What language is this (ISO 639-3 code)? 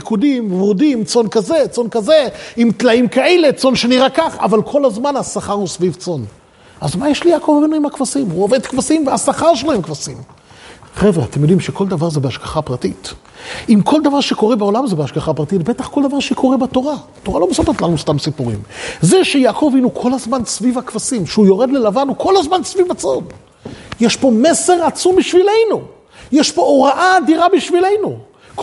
heb